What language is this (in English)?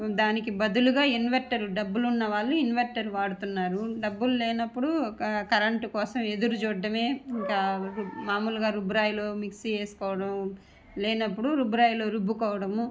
Telugu